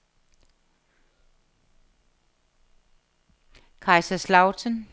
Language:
Danish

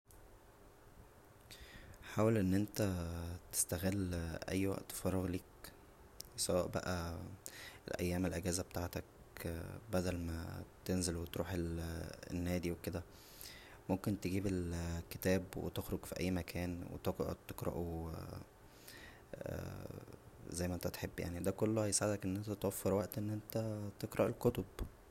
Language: Egyptian Arabic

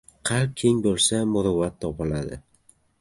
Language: Uzbek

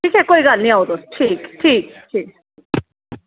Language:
Dogri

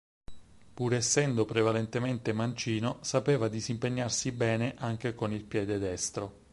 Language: Italian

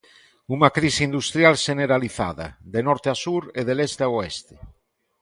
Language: Galician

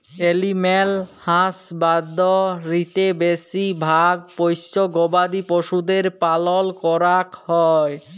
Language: Bangla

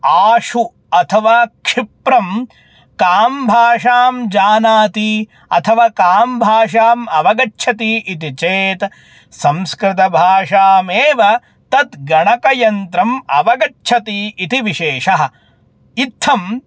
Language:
Sanskrit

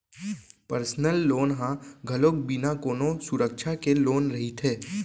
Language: Chhattisgarhi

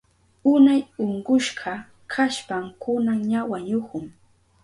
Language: Southern Pastaza Quechua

